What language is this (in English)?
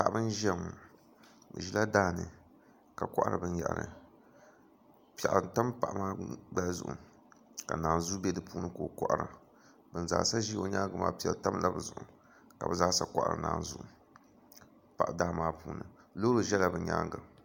Dagbani